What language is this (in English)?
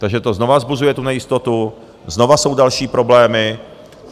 Czech